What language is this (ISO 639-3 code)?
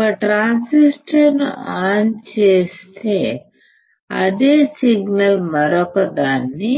tel